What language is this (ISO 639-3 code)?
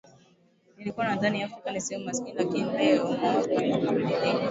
swa